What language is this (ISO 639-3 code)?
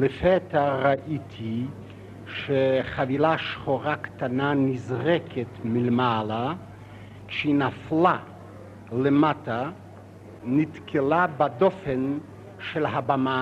heb